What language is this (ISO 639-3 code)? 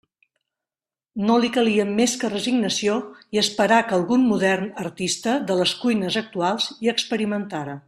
cat